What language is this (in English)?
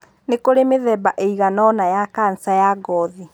Kikuyu